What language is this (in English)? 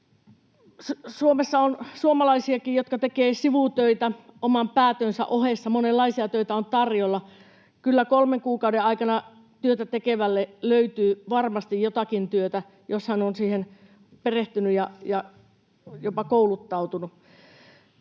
Finnish